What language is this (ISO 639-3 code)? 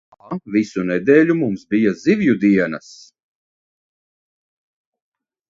lav